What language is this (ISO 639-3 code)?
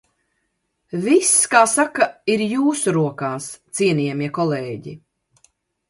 lav